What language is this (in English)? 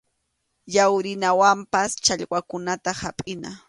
Arequipa-La Unión Quechua